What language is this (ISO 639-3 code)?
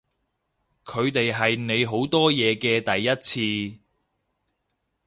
yue